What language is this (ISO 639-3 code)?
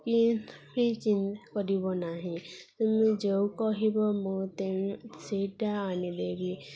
ori